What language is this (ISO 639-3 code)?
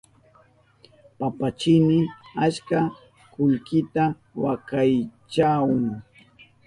qup